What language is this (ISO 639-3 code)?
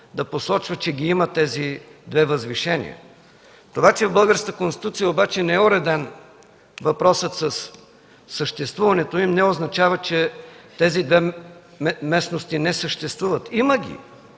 bul